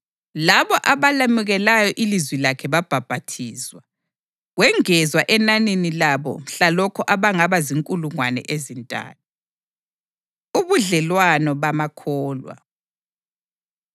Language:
North Ndebele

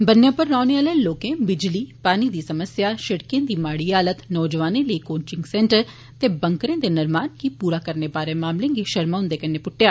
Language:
Dogri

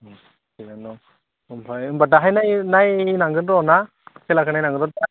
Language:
Bodo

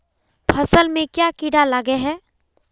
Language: Magahi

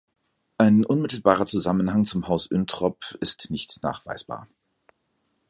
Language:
German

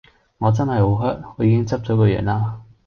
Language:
Cantonese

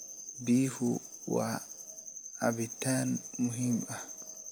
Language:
Somali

